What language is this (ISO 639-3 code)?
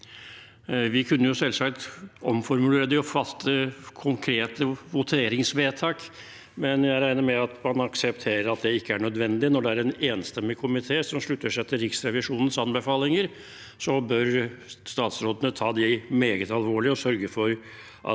nor